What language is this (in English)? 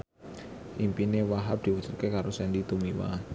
Javanese